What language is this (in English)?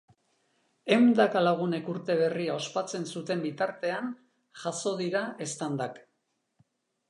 Basque